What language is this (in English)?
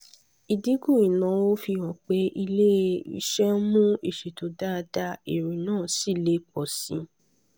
Yoruba